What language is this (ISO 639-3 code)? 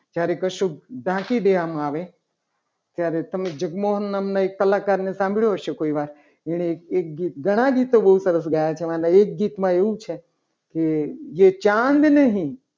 guj